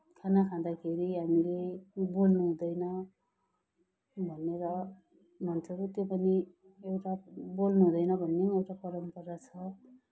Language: Nepali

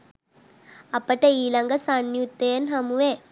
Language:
Sinhala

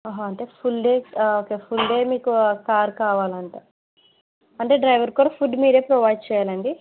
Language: Telugu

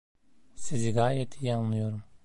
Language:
Turkish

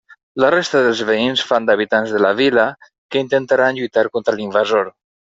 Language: Catalan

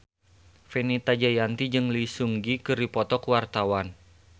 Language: Sundanese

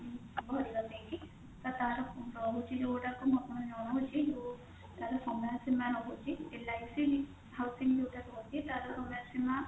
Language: Odia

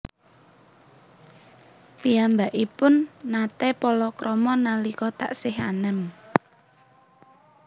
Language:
Javanese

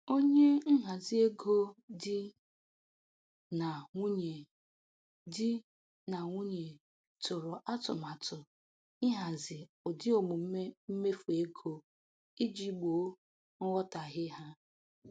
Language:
Igbo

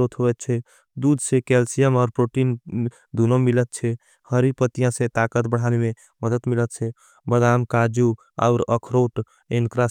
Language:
Angika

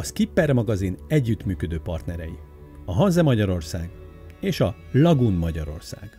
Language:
Hungarian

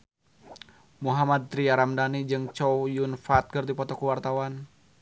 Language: Sundanese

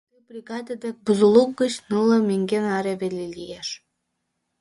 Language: Mari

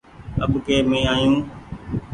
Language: Goaria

